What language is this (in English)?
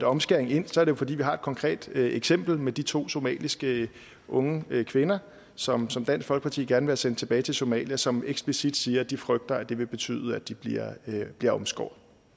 Danish